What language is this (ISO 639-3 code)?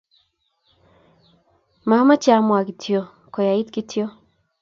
kln